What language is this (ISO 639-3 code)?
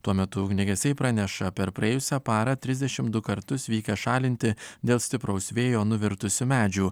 lit